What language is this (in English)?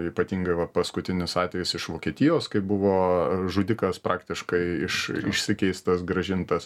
Lithuanian